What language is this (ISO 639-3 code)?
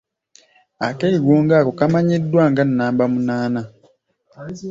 lug